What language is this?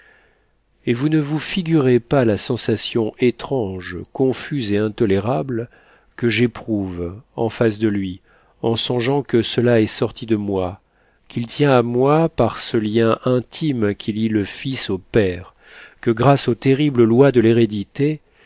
French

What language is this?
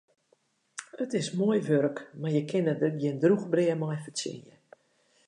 Western Frisian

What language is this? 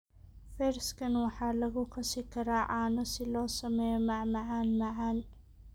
Somali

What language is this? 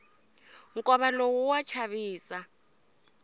Tsonga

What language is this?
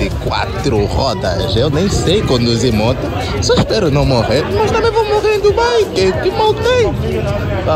Portuguese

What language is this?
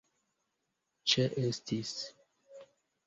Esperanto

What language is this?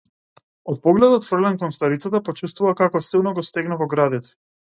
Macedonian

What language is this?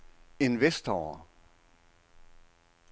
Danish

